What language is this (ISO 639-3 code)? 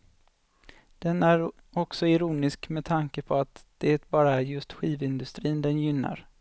swe